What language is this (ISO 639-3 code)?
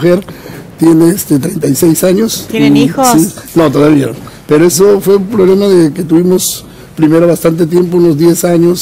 spa